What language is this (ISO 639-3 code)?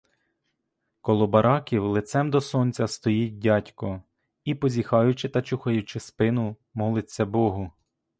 ukr